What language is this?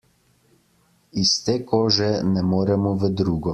Slovenian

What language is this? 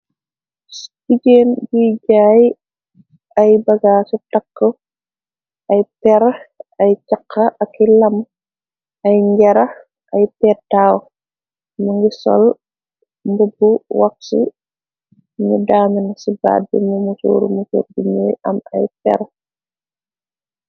Wolof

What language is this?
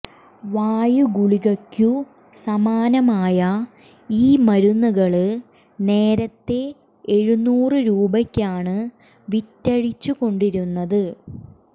Malayalam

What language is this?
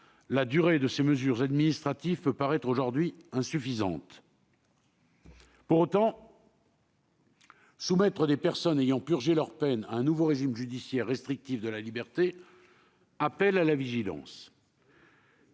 French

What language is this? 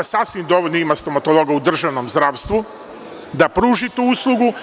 Serbian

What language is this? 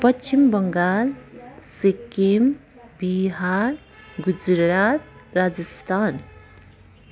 Nepali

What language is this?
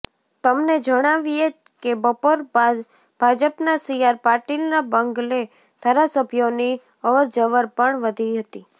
Gujarati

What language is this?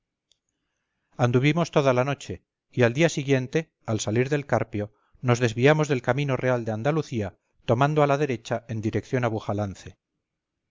Spanish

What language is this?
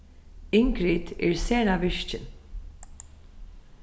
Faroese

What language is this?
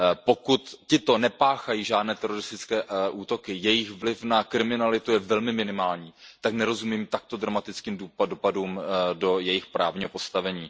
Czech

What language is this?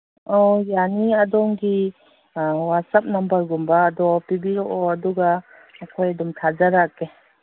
Manipuri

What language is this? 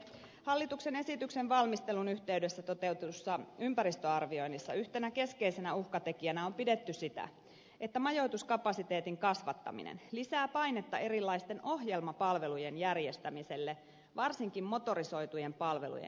Finnish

